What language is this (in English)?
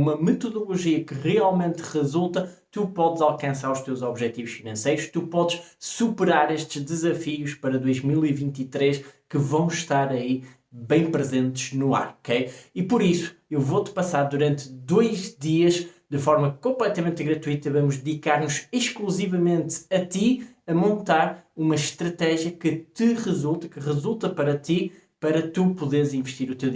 Portuguese